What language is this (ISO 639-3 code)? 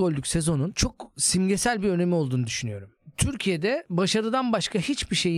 tur